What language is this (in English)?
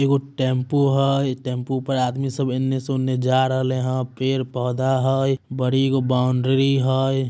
Magahi